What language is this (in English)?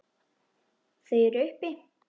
Icelandic